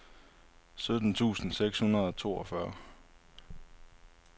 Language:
Danish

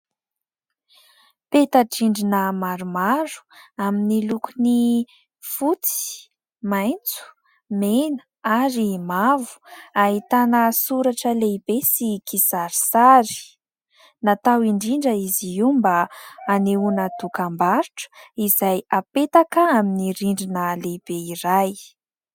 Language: Malagasy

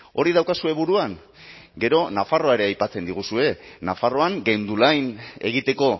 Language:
Basque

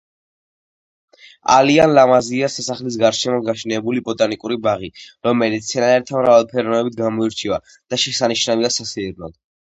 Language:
Georgian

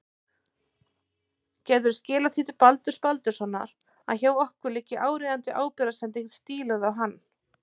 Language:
Icelandic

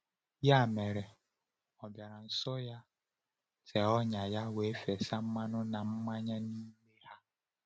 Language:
Igbo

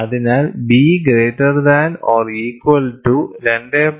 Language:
Malayalam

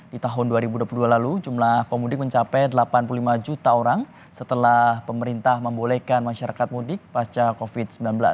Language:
Indonesian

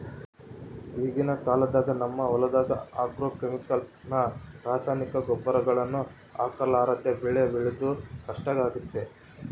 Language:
Kannada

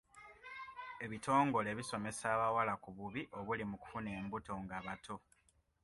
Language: Ganda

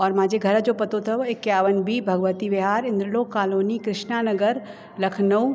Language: Sindhi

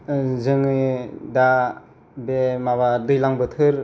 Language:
Bodo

